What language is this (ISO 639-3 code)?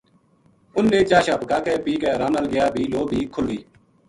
gju